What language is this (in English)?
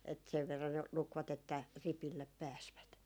Finnish